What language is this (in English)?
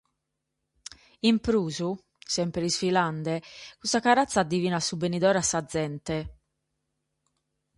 Sardinian